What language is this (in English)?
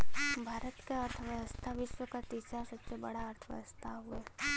Bhojpuri